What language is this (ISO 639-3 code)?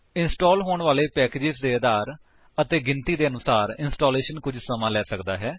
pan